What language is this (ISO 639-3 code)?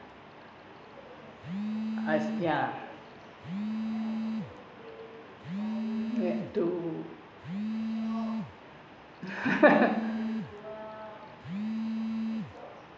eng